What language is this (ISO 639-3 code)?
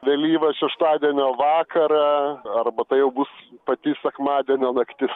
lit